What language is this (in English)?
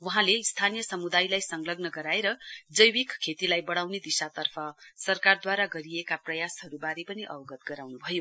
Nepali